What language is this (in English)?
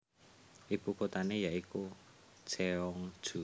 Javanese